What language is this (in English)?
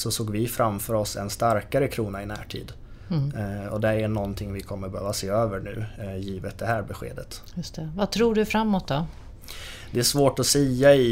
Swedish